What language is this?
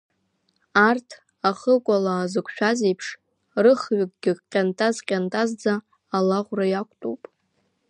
Abkhazian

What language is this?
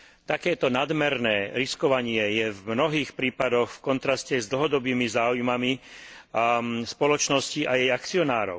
Slovak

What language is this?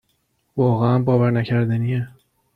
Persian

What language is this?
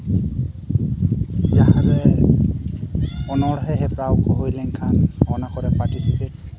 Santali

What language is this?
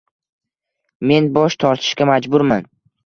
Uzbek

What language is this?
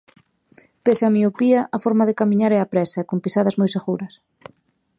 Galician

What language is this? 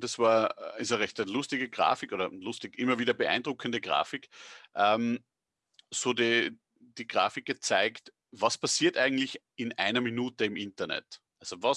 German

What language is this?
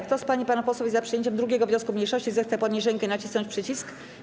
Polish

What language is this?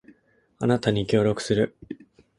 Japanese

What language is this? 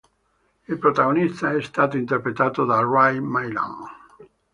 Italian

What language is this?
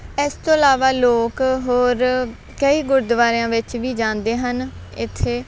Punjabi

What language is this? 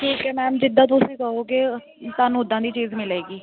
Punjabi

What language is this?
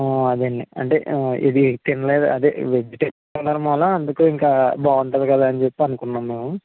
Telugu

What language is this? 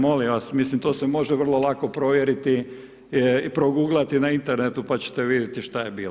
Croatian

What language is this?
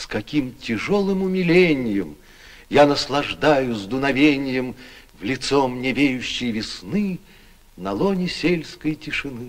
Russian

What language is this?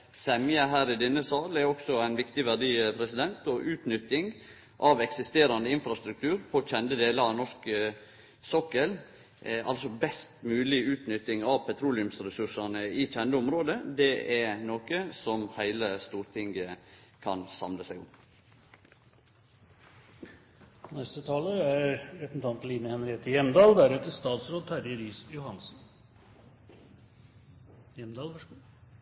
Norwegian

